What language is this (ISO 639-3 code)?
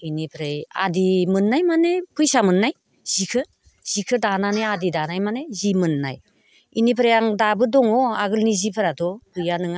brx